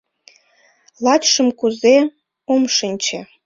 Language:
Mari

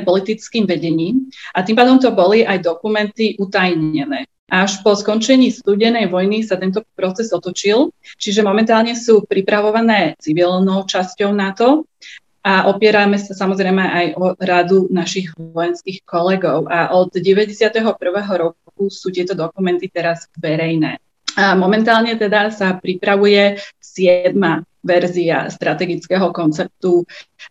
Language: Slovak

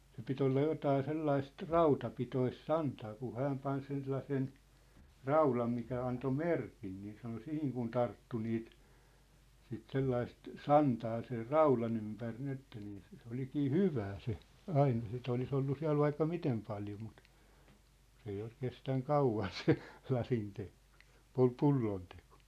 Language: Finnish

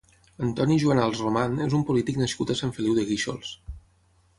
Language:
Catalan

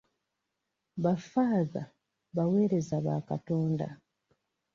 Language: Ganda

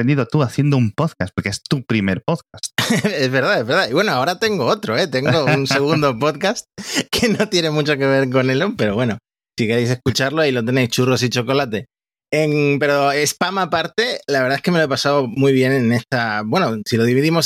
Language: Spanish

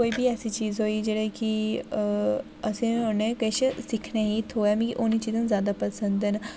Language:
Dogri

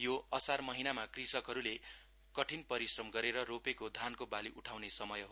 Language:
Nepali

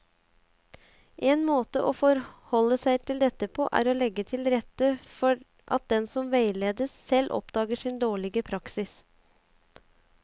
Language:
Norwegian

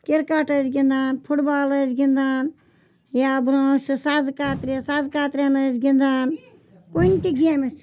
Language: Kashmiri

